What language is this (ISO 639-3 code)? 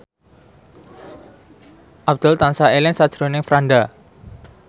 jav